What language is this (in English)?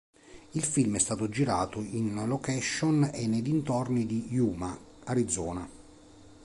Italian